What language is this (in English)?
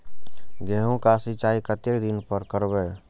Maithili